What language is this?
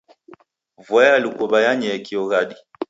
Taita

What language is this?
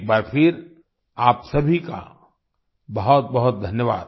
Hindi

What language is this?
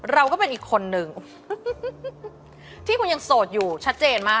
Thai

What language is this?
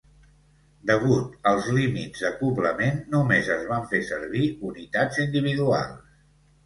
Catalan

